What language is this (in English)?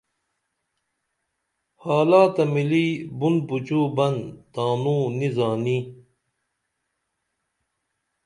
Dameli